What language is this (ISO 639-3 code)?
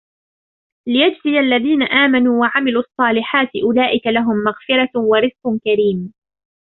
ara